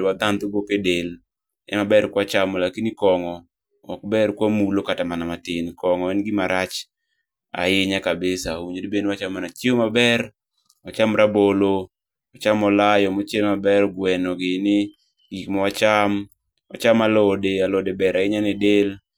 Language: Luo (Kenya and Tanzania)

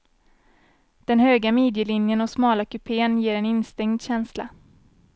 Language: Swedish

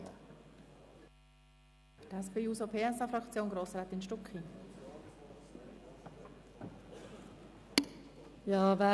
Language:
Swiss German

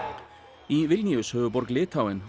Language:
Icelandic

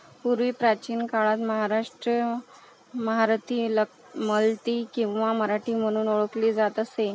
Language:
Marathi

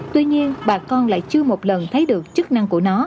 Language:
Vietnamese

